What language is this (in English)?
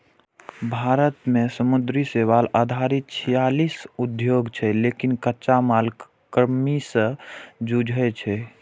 Maithili